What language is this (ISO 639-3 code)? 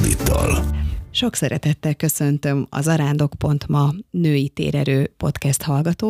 hun